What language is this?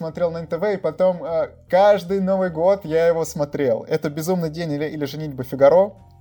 Russian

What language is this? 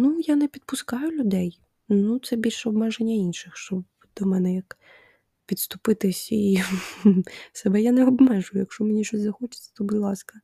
Ukrainian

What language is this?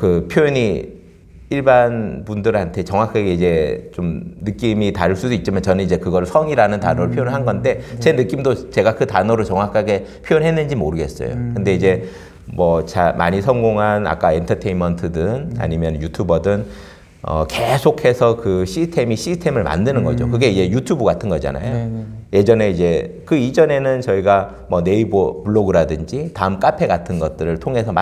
Korean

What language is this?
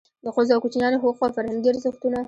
Pashto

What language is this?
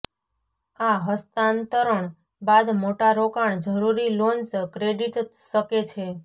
Gujarati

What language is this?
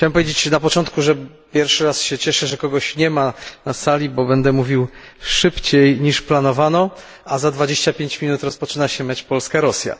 Polish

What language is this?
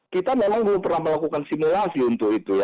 Indonesian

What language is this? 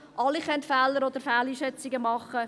Swiss German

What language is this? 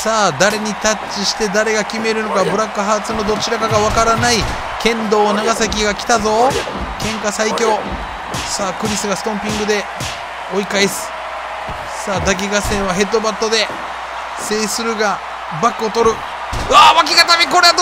Japanese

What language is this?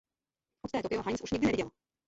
Czech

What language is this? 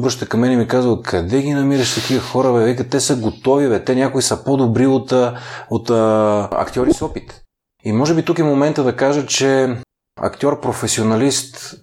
Bulgarian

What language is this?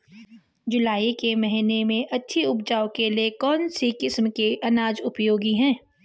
Hindi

